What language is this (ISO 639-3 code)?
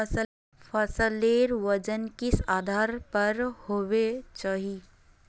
mag